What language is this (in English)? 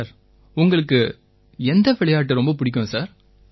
Tamil